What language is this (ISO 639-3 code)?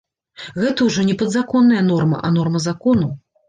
bel